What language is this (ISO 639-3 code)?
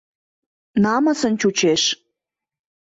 chm